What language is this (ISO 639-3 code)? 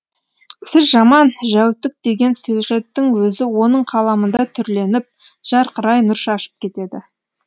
kaz